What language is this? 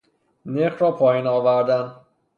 Persian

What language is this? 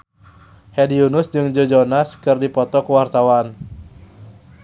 Sundanese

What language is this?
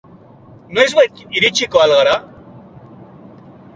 Basque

